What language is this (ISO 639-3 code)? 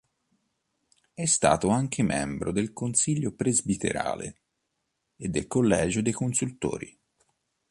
ita